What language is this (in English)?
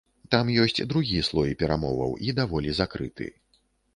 Belarusian